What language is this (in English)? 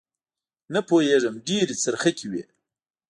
Pashto